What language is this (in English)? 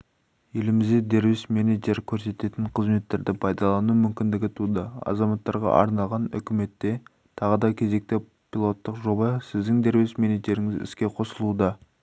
Kazakh